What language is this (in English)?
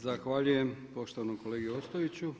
Croatian